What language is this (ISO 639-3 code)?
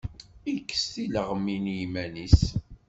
kab